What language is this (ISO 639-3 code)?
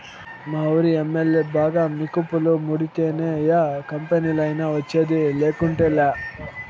tel